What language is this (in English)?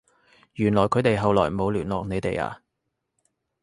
Cantonese